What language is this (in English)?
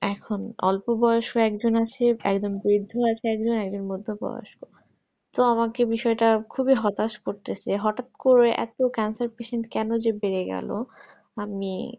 Bangla